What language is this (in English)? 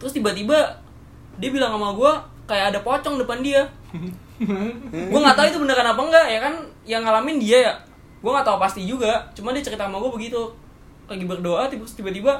Indonesian